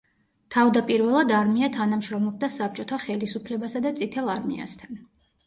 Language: Georgian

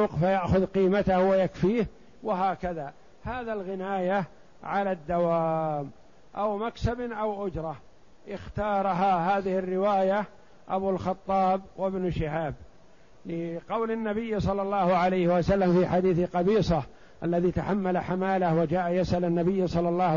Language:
Arabic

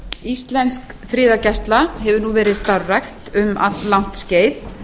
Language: Icelandic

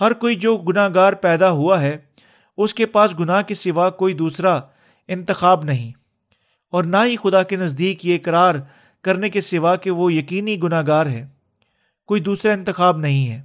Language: Urdu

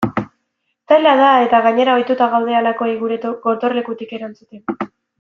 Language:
Basque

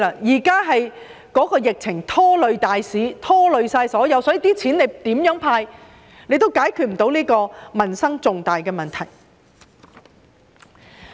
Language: Cantonese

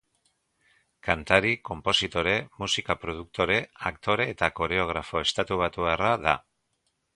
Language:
Basque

